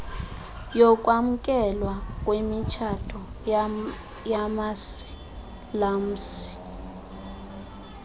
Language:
Xhosa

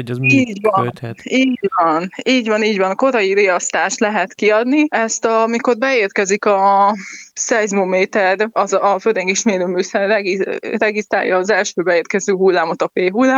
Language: Hungarian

